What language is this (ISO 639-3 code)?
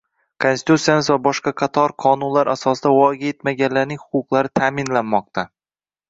uzb